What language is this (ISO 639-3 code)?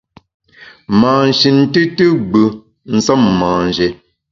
bax